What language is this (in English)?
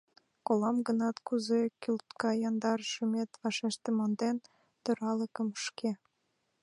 Mari